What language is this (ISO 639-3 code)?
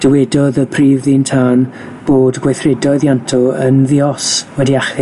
cym